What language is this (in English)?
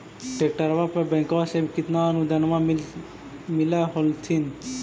Magahi